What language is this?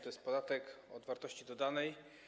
Polish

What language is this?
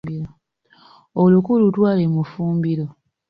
Ganda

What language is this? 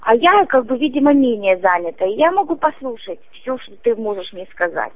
Russian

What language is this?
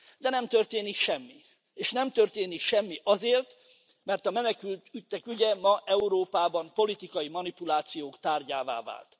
Hungarian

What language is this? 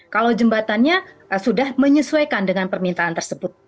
Indonesian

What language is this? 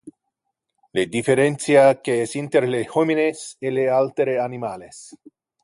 Interlingua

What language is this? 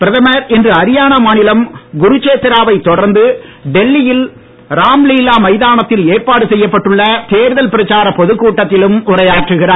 Tamil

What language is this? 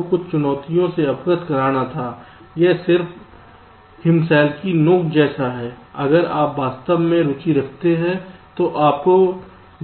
Hindi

